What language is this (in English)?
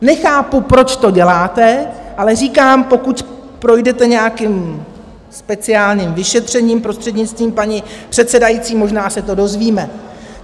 Czech